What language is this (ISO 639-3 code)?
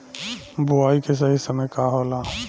bho